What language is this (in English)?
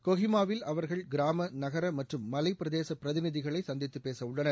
Tamil